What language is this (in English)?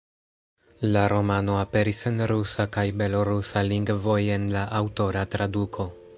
Esperanto